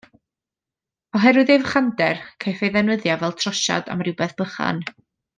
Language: Welsh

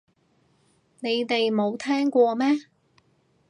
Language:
Cantonese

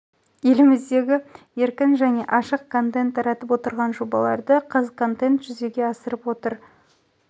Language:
Kazakh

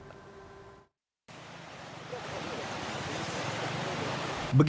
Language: Indonesian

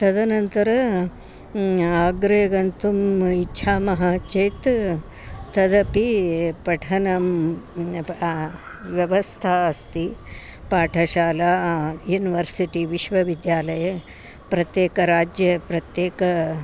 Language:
Sanskrit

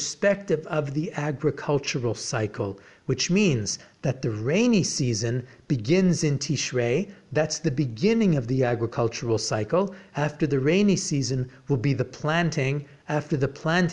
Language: English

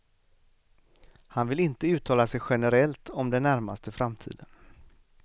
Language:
Swedish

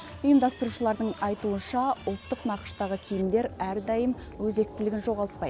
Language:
Kazakh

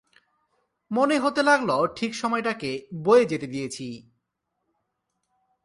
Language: Bangla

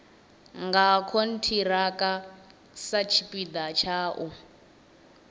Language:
Venda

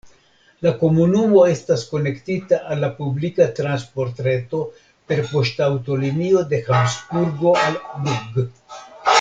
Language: Esperanto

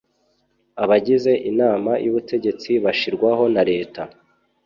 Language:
Kinyarwanda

